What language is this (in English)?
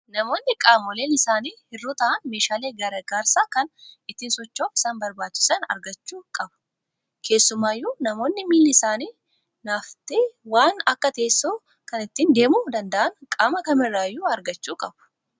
Oromo